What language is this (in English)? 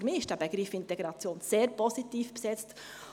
Swiss German